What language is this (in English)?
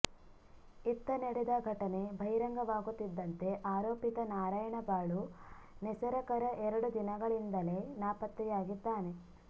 Kannada